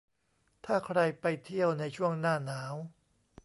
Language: Thai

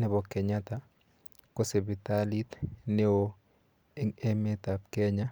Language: Kalenjin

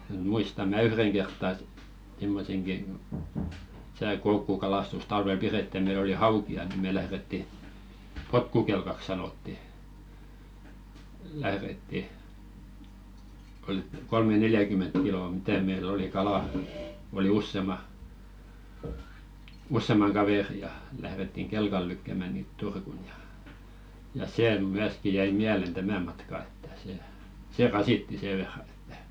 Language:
Finnish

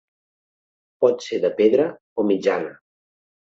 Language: Catalan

